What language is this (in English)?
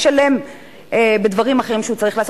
Hebrew